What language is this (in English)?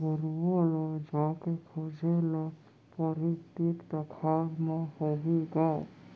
Chhattisgarhi